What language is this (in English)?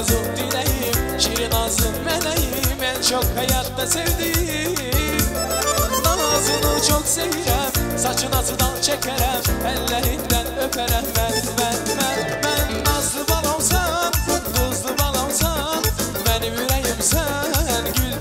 Romanian